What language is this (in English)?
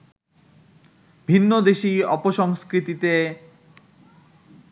Bangla